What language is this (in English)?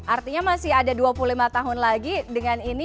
Indonesian